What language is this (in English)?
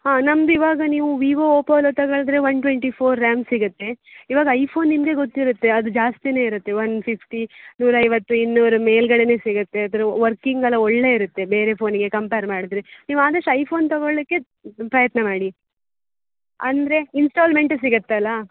Kannada